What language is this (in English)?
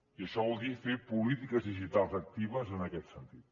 Catalan